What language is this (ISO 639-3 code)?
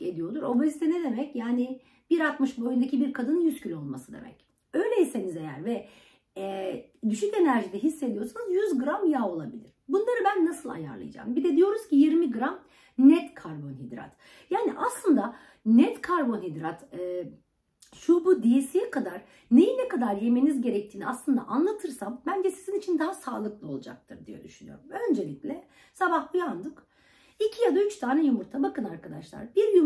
tur